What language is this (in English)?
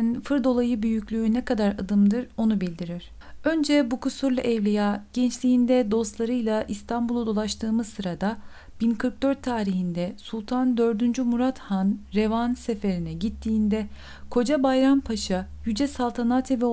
Turkish